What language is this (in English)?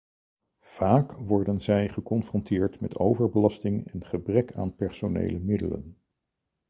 Dutch